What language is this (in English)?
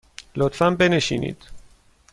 Persian